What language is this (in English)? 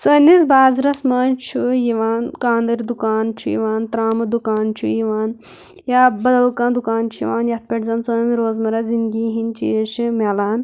Kashmiri